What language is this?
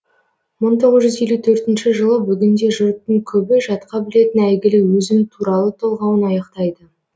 Kazakh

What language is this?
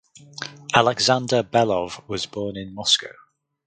English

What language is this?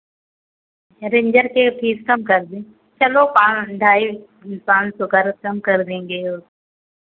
Hindi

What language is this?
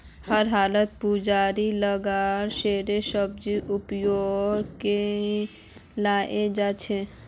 Magahi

